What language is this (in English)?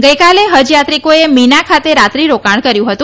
Gujarati